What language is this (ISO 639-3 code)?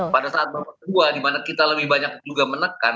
ind